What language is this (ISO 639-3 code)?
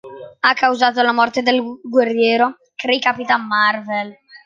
ita